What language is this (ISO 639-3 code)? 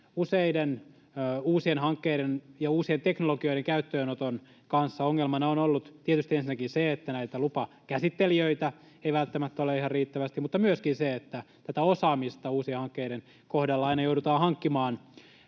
fin